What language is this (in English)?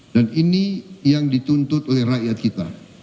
Indonesian